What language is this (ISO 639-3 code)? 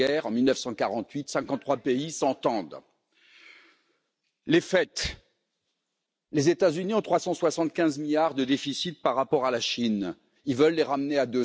fra